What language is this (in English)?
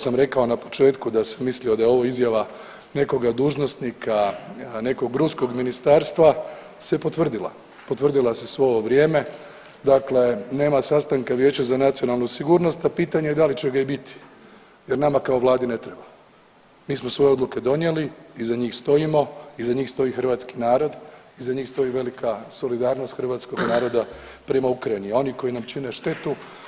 Croatian